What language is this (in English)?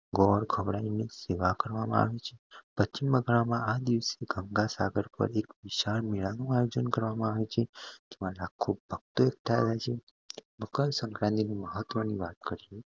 Gujarati